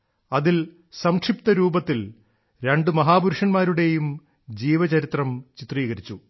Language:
Malayalam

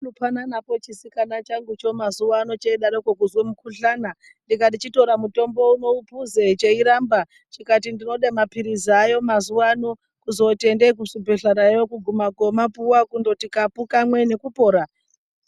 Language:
Ndau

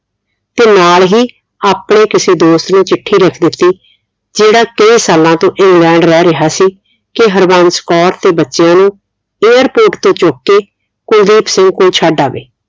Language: Punjabi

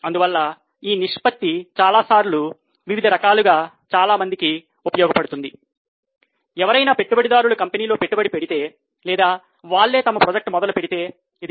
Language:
Telugu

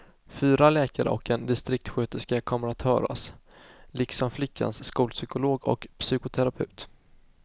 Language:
Swedish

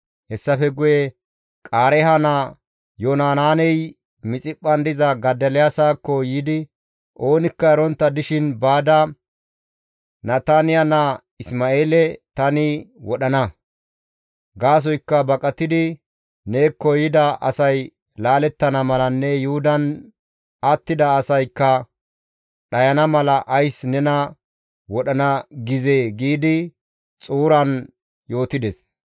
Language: Gamo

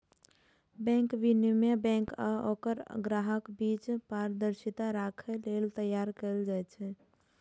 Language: Maithili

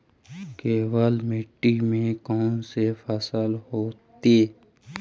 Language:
Magahi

